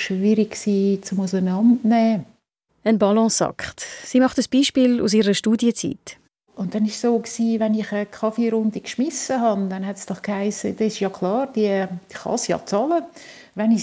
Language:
German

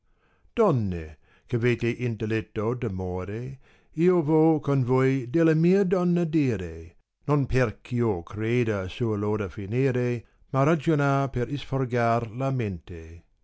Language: Italian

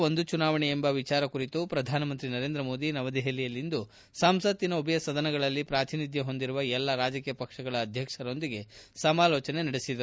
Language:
Kannada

